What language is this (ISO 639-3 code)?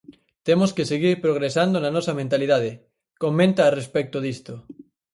glg